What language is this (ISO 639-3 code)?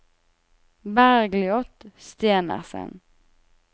nor